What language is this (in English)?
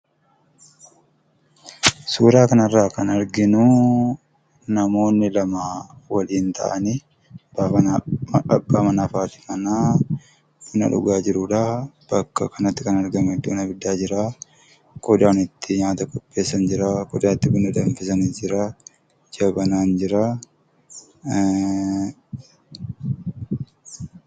Oromo